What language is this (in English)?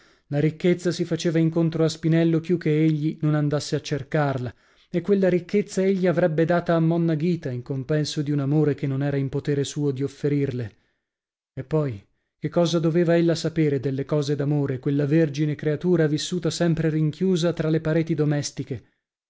Italian